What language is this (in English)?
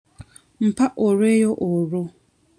Ganda